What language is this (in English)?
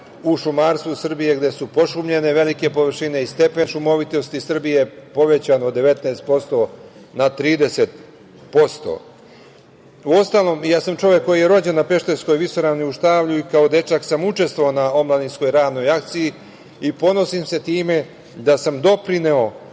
Serbian